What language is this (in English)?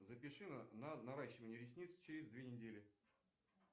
Russian